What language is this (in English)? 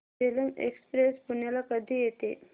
Marathi